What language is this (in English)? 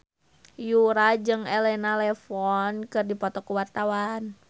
Sundanese